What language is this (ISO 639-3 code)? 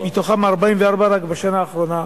heb